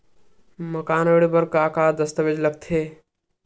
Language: Chhattisgarhi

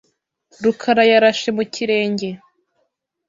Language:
Kinyarwanda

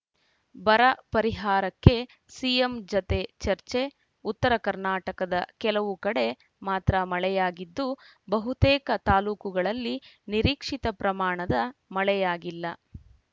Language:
Kannada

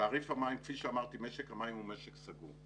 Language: Hebrew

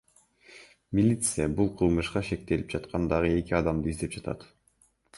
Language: Kyrgyz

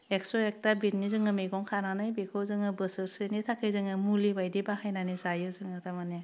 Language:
Bodo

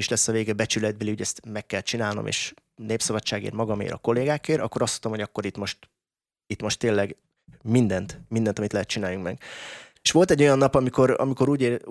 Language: Hungarian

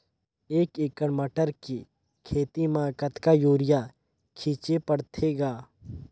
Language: Chhattisgarhi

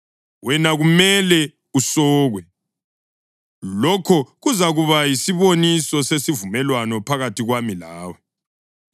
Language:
North Ndebele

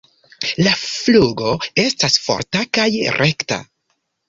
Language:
Esperanto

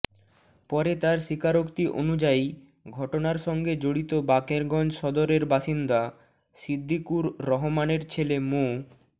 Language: Bangla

